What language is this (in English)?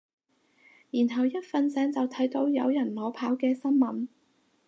Cantonese